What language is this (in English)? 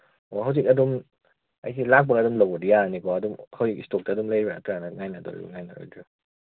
Manipuri